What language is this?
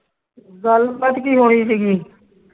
Punjabi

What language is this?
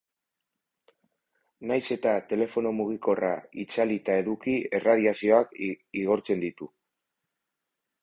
Basque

